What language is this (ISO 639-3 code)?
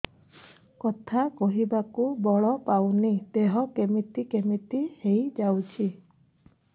ori